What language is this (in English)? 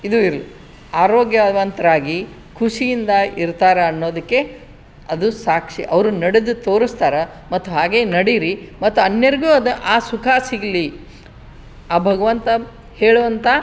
Kannada